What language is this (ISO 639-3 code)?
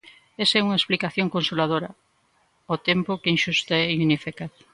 glg